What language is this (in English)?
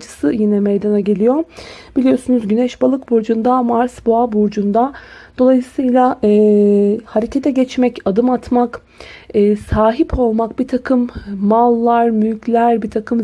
Turkish